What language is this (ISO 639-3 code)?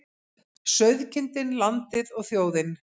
isl